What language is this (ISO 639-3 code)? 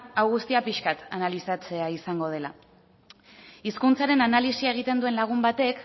eus